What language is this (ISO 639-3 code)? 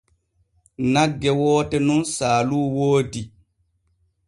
fue